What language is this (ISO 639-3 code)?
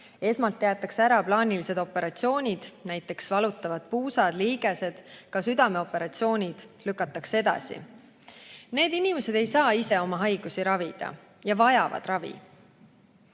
est